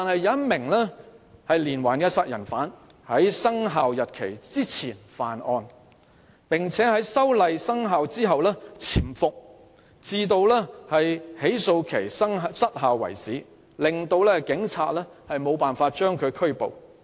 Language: Cantonese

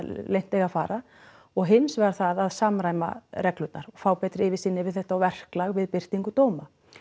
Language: Icelandic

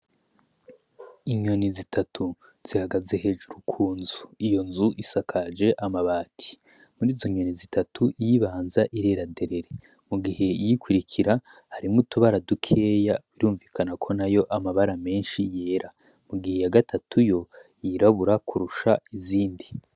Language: Rundi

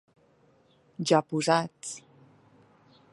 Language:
Catalan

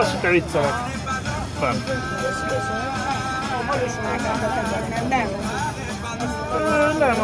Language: Hungarian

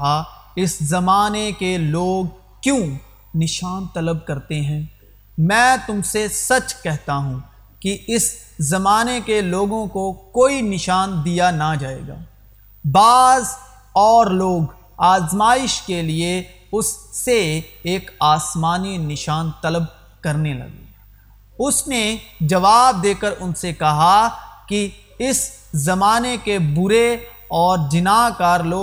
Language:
Urdu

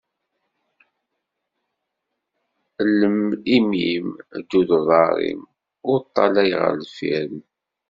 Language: Kabyle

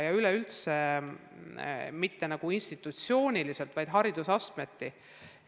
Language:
Estonian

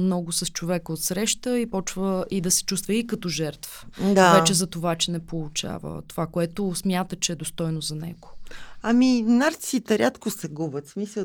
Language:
Bulgarian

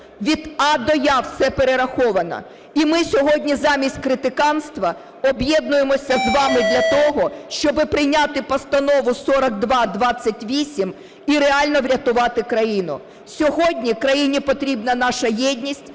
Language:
Ukrainian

